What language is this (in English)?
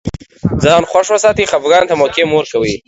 Pashto